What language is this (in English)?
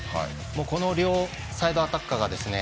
Japanese